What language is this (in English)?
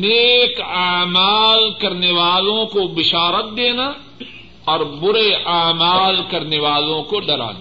Urdu